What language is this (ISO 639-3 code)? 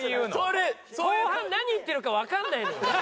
jpn